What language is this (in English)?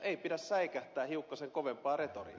Finnish